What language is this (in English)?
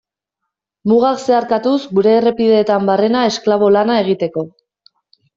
Basque